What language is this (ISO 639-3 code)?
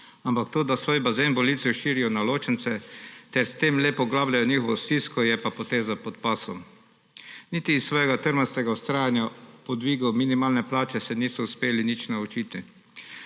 slv